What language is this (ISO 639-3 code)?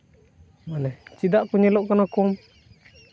sat